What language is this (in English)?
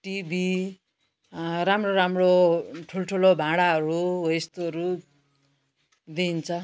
Nepali